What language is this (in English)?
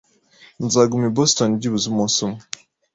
Kinyarwanda